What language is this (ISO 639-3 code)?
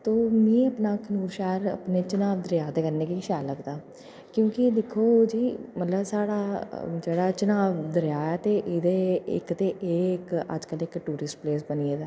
doi